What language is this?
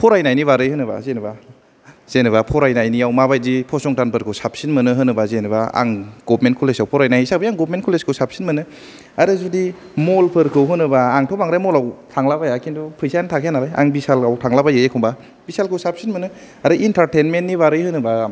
Bodo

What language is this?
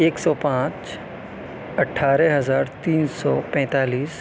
Urdu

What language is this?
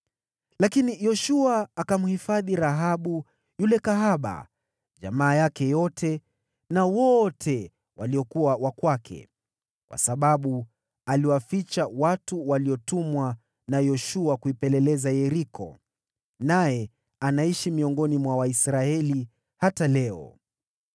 Swahili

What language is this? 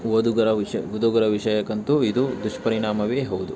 Kannada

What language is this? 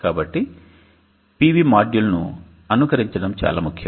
Telugu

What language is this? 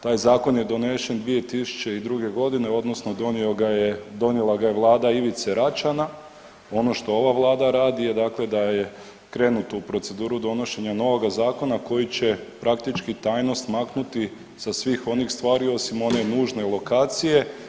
Croatian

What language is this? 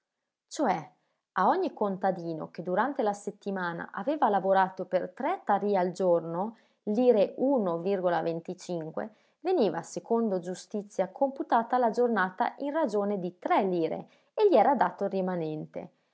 Italian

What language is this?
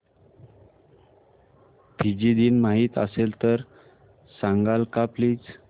Marathi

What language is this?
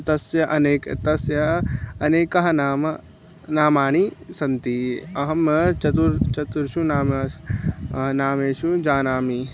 Sanskrit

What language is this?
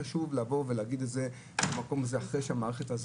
Hebrew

